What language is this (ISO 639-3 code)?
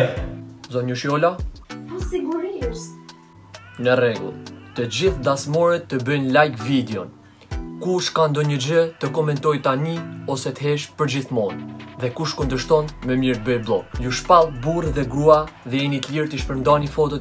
ron